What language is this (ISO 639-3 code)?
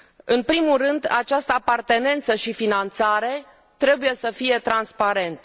ron